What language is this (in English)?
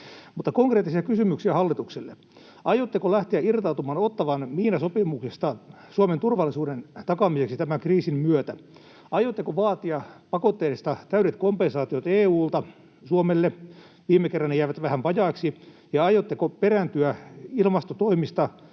Finnish